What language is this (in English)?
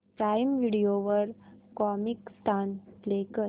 Marathi